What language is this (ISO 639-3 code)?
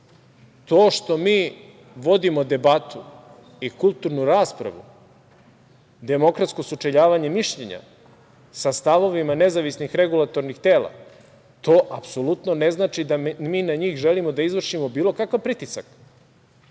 srp